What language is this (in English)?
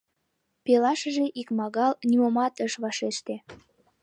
Mari